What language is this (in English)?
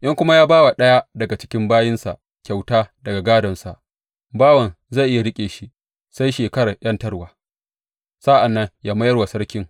Hausa